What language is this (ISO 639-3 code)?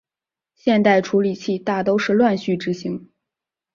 zho